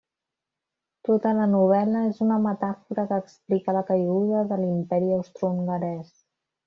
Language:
Catalan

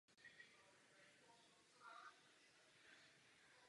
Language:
Czech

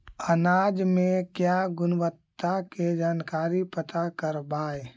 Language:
Magahi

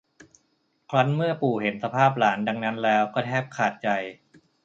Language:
Thai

